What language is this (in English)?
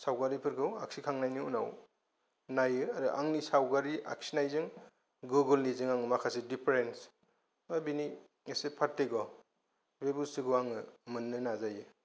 Bodo